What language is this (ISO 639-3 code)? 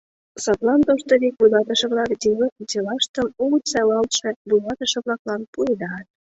chm